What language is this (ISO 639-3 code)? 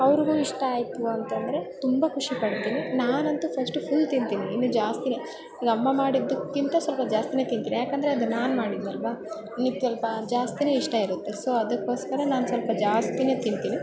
kan